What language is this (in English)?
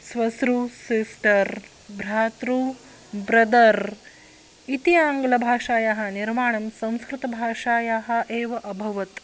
Sanskrit